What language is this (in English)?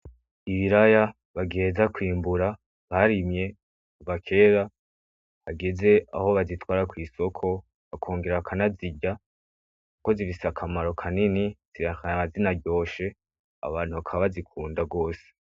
Rundi